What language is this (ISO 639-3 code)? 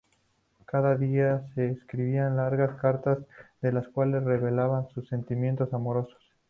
spa